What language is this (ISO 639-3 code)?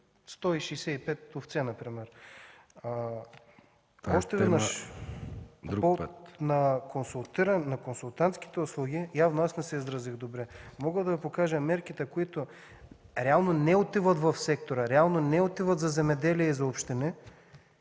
bul